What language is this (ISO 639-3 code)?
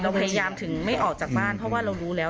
tha